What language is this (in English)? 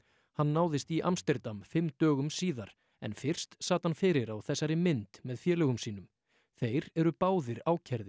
Icelandic